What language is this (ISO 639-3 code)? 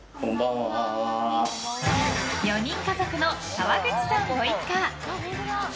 jpn